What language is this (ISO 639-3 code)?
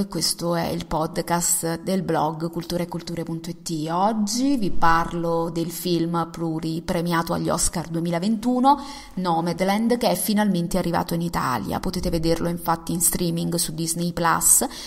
ita